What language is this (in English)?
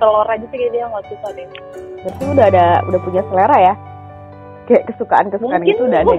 Indonesian